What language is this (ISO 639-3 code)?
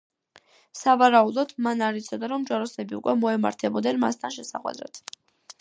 kat